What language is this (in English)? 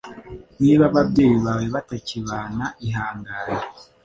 Kinyarwanda